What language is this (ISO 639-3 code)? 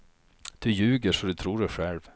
swe